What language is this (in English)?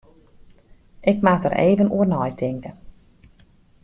Western Frisian